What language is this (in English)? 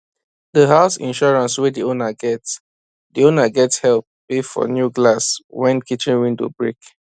Nigerian Pidgin